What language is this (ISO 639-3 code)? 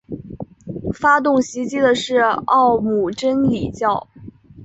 zho